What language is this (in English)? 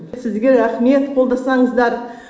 Kazakh